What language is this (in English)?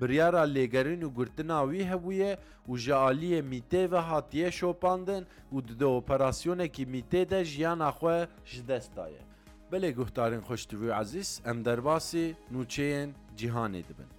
Turkish